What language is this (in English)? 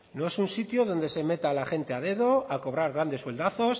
Spanish